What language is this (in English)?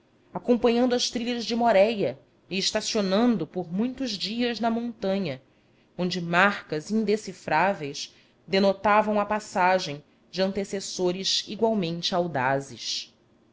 Portuguese